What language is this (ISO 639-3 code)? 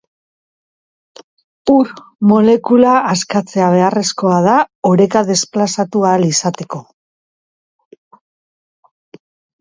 eus